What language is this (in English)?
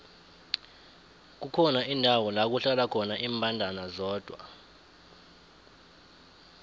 South Ndebele